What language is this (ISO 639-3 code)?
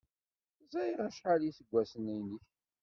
kab